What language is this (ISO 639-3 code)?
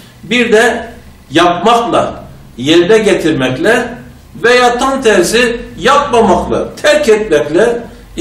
tur